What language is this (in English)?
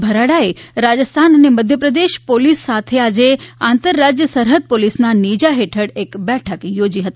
Gujarati